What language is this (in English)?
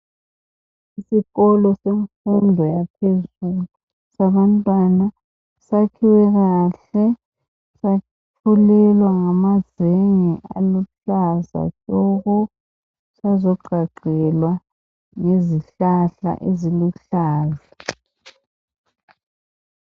North Ndebele